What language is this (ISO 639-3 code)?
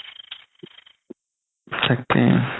asm